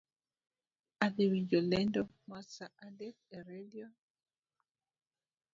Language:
Luo (Kenya and Tanzania)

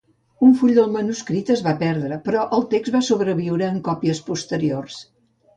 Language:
Catalan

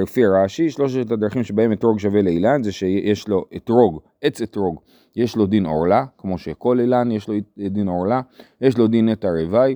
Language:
Hebrew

